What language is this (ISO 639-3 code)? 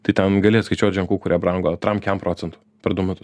lit